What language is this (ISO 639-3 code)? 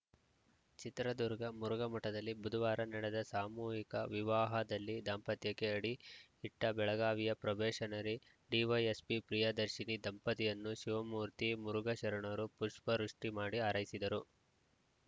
kan